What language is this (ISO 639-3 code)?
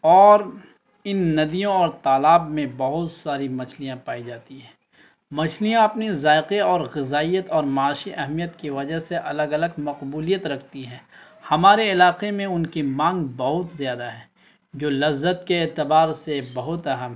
urd